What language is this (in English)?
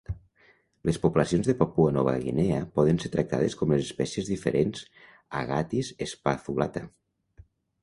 Catalan